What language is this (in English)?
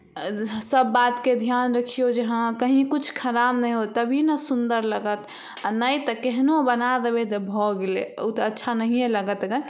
Maithili